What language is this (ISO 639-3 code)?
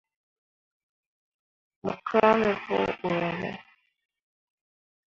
mua